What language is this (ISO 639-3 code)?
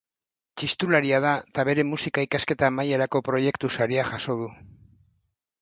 eus